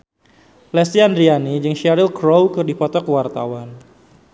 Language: Sundanese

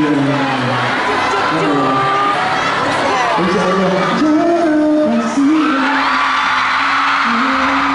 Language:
Arabic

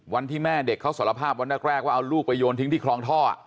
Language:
Thai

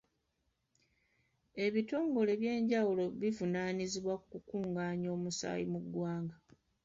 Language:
Ganda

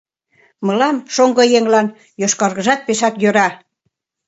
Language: Mari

